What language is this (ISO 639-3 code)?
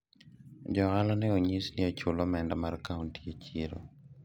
luo